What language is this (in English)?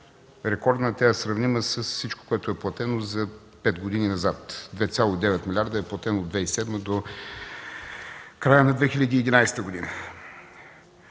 Bulgarian